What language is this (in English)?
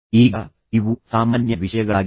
Kannada